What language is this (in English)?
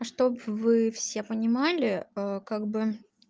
Russian